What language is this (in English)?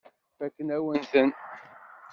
Kabyle